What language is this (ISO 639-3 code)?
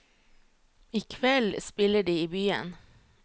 nor